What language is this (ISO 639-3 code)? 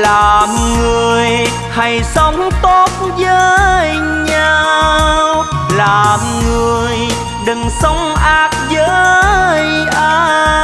vie